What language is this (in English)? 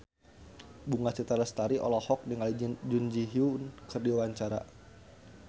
Sundanese